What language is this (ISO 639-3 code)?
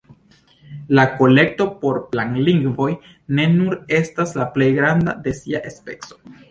epo